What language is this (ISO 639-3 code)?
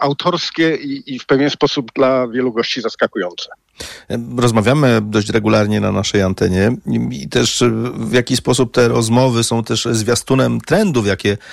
pol